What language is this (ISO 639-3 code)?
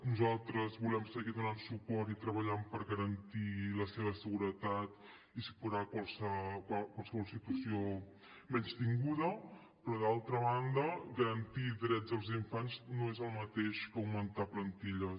cat